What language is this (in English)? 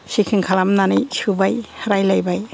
Bodo